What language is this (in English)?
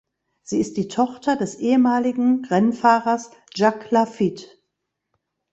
German